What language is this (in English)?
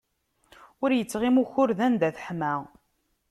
Kabyle